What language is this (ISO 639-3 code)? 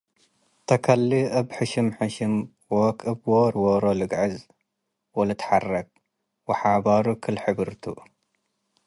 tig